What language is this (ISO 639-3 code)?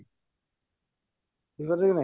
ori